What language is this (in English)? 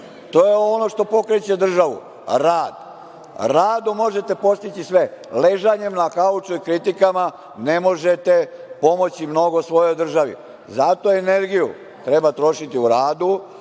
Serbian